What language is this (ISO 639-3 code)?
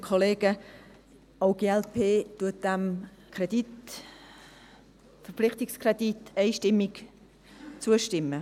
gsw